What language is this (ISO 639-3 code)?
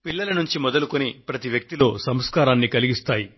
tel